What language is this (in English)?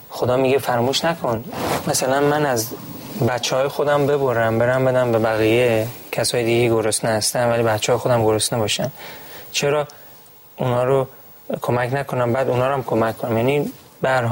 Persian